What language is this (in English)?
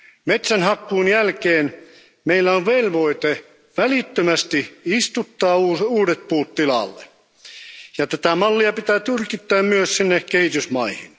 Finnish